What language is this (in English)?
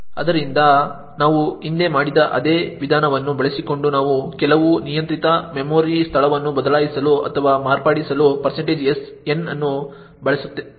Kannada